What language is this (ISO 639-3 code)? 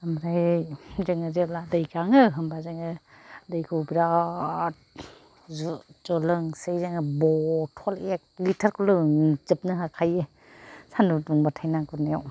brx